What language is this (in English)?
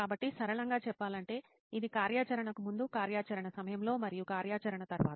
Telugu